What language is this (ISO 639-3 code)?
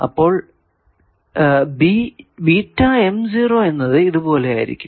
mal